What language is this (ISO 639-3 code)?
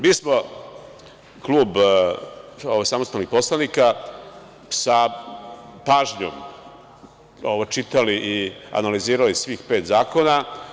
srp